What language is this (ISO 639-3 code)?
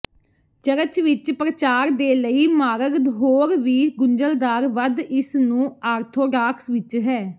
pan